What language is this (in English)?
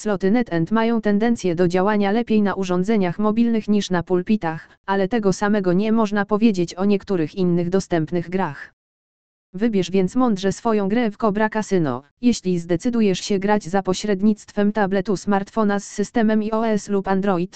Polish